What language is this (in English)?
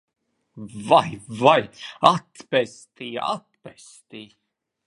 Latvian